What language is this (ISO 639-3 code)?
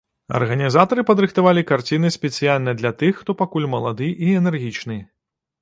bel